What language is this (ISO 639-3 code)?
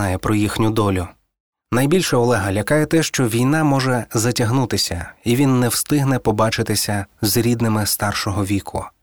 ukr